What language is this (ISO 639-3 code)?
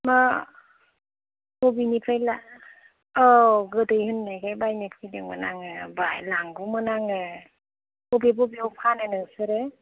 brx